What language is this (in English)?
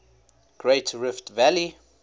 English